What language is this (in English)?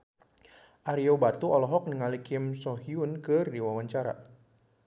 Sundanese